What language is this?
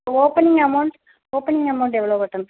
Tamil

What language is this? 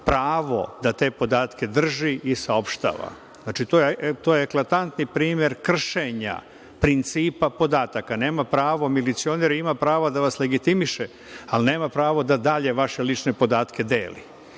Serbian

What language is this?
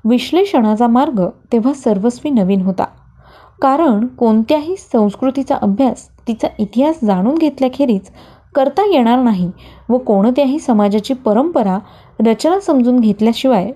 Marathi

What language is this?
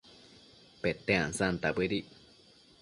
Matsés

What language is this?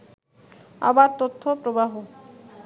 Bangla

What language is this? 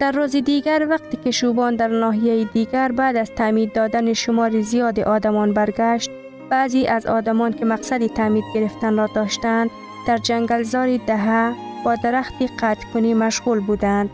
Persian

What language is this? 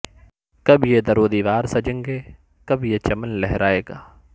Urdu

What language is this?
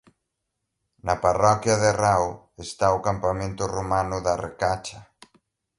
Galician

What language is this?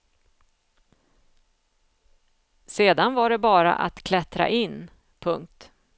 Swedish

